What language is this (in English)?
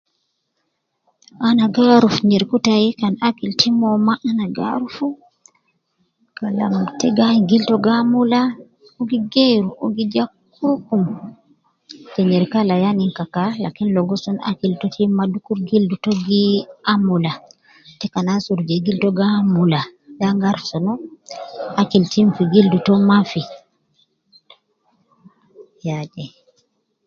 Nubi